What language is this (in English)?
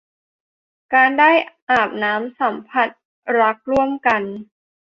Thai